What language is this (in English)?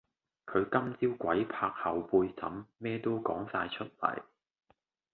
Cantonese